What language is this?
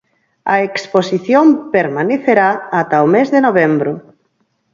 Galician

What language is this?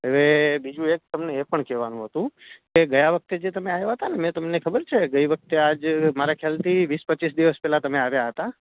Gujarati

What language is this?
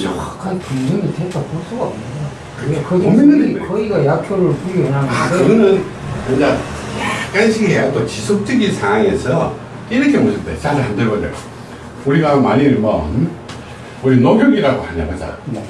Korean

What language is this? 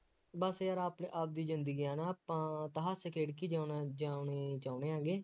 Punjabi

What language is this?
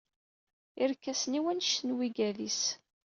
Kabyle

